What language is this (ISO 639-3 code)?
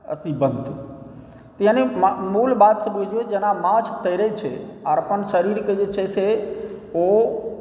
mai